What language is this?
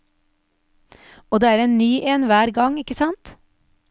Norwegian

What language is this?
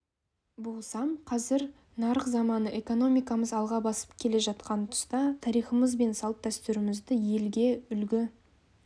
Kazakh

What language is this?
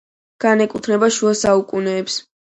Georgian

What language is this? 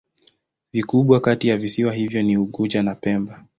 Swahili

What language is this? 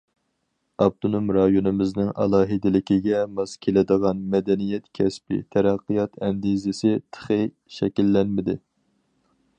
Uyghur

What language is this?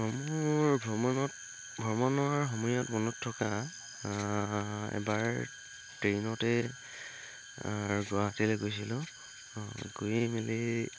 Assamese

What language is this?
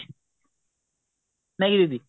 Odia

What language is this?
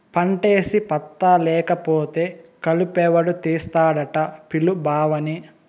Telugu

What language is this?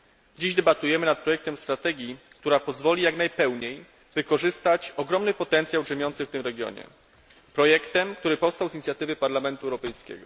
Polish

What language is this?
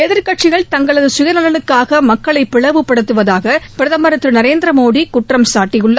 Tamil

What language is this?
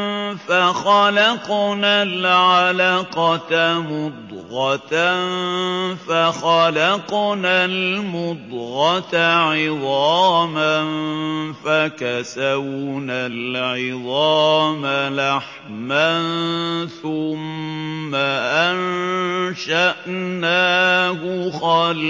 Arabic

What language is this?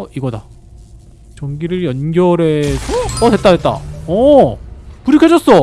Korean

